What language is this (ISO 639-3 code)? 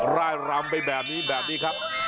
tha